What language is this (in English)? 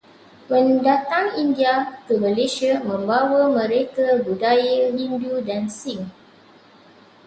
Malay